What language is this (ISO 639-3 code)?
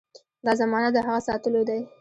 pus